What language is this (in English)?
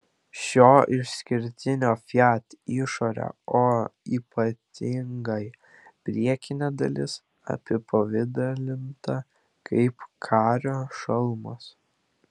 Lithuanian